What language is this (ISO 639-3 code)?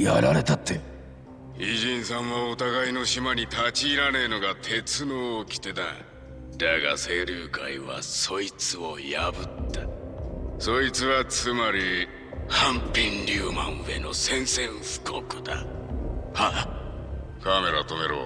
jpn